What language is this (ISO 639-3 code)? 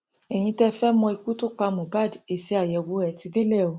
yor